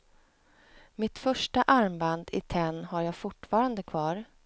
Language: Swedish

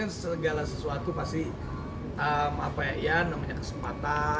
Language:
Indonesian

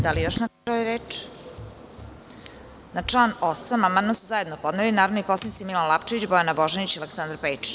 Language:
Serbian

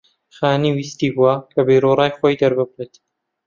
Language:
Central Kurdish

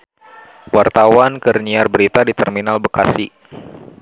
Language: Sundanese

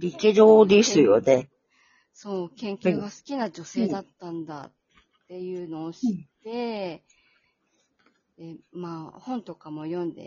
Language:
Japanese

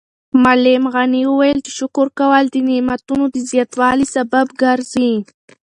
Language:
Pashto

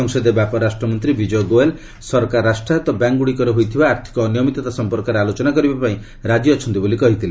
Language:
Odia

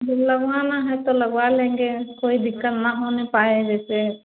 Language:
Hindi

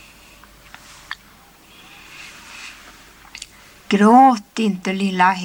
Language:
Swedish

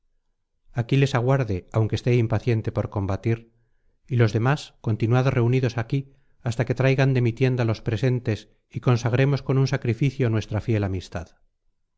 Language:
Spanish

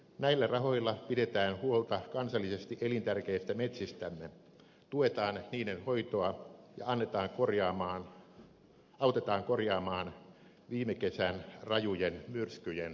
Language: Finnish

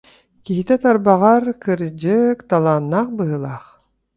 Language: Yakut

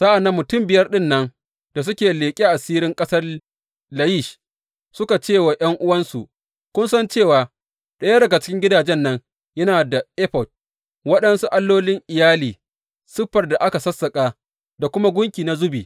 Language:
Hausa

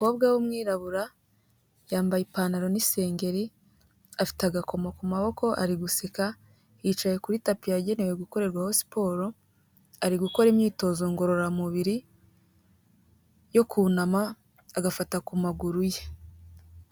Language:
Kinyarwanda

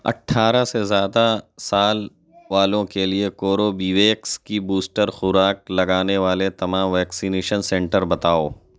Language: Urdu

